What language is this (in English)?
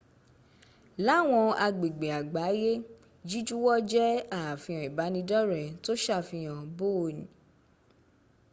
Yoruba